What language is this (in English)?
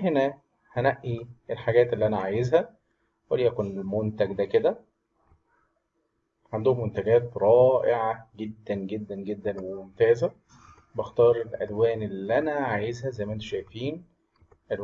Arabic